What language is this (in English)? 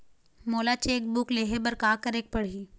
Chhattisgarhi